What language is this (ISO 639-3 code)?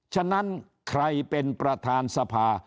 tha